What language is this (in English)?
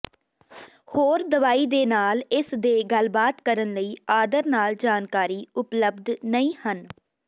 Punjabi